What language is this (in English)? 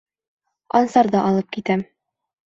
Bashkir